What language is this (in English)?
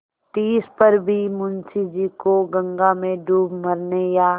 Hindi